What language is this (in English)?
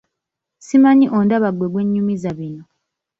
Ganda